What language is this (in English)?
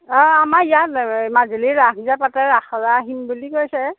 Assamese